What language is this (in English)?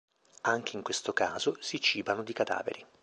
Italian